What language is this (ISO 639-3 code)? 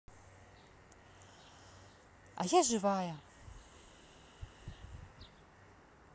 rus